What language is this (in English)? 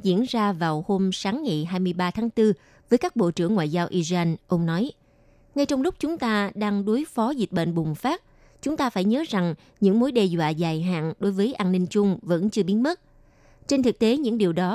Vietnamese